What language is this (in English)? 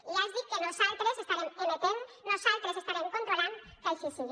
Catalan